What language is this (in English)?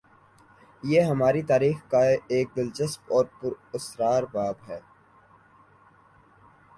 Urdu